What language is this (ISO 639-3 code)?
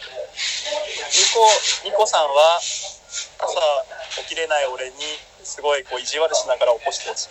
jpn